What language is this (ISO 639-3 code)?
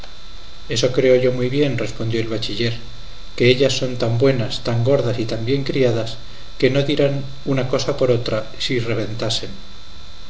spa